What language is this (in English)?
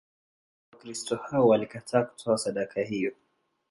Swahili